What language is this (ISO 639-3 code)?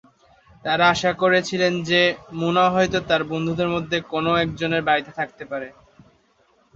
ben